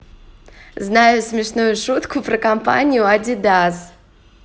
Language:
Russian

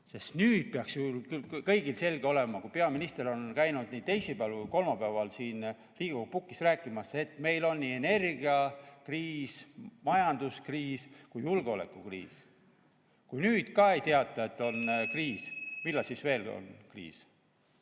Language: Estonian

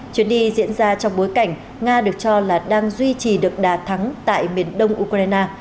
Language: Vietnamese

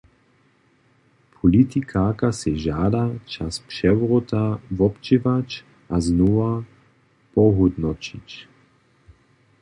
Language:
Upper Sorbian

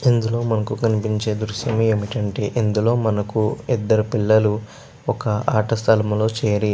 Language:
Telugu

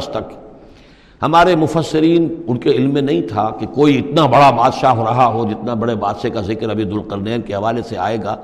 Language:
Urdu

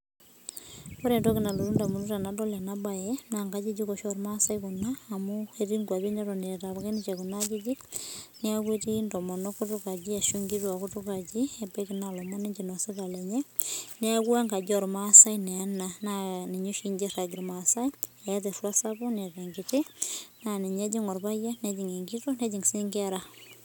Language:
Masai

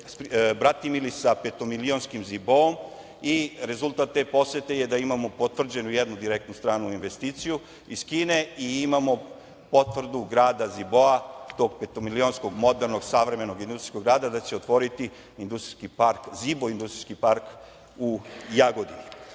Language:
Serbian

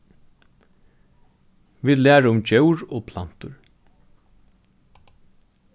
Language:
Faroese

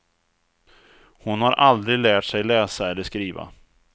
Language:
Swedish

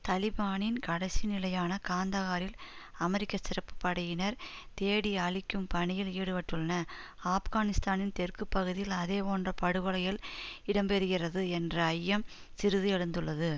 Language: Tamil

